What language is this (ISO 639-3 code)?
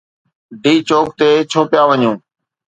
snd